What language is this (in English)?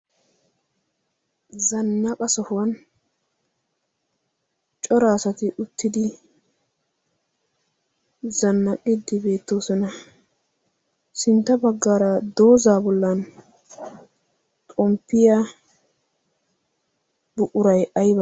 Wolaytta